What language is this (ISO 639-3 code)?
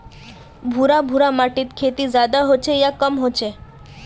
mag